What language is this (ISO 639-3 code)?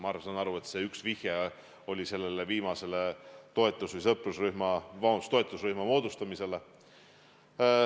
est